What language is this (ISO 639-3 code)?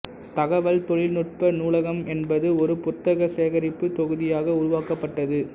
tam